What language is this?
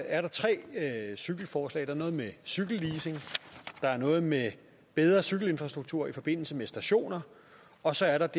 Danish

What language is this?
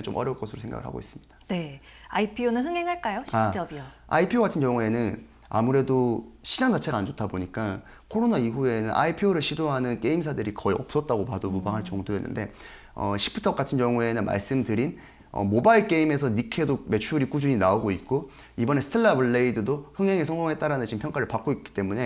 Korean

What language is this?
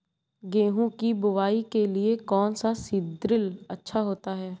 Hindi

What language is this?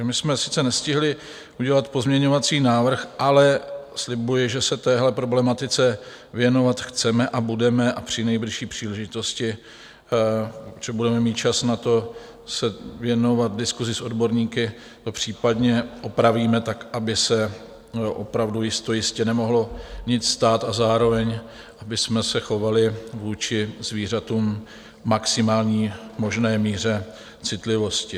Czech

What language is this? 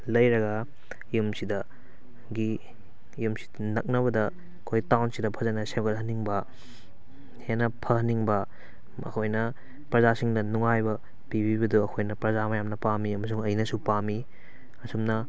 Manipuri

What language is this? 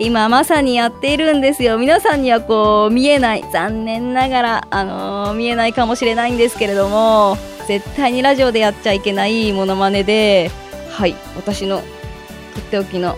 Japanese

